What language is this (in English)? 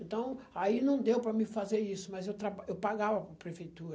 Portuguese